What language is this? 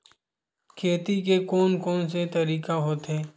Chhattisgarhi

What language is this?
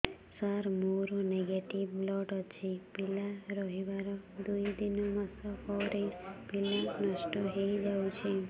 Odia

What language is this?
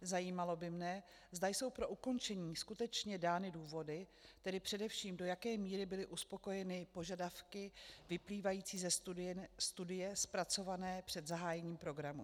Czech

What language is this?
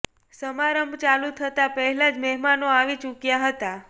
Gujarati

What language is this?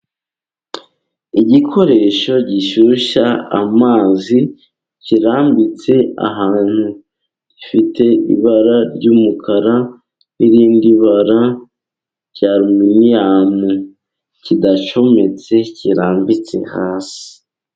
Kinyarwanda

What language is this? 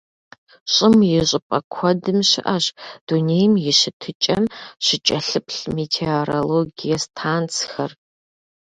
Kabardian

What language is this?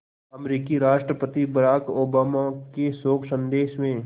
Hindi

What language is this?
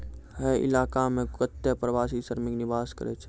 Maithili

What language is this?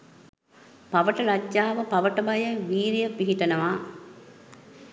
Sinhala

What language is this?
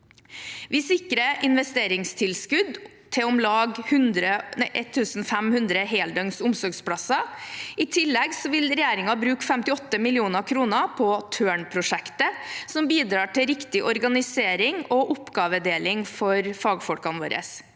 Norwegian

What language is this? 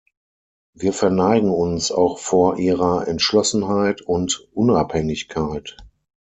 German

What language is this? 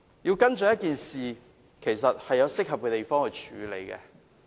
Cantonese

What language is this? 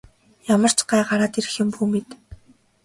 Mongolian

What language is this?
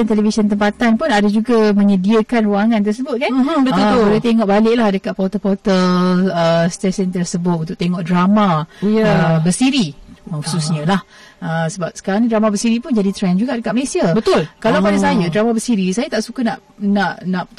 Malay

